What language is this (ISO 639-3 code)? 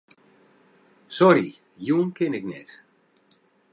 fry